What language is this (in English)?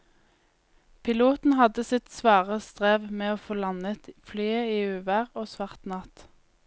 Norwegian